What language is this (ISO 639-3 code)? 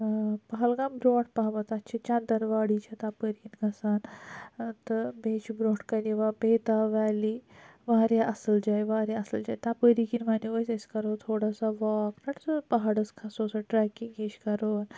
kas